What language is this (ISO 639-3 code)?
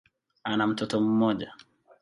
swa